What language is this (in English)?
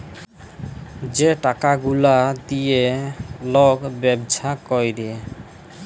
Bangla